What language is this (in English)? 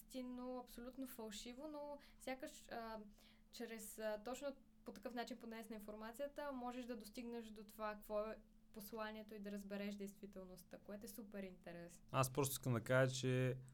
Bulgarian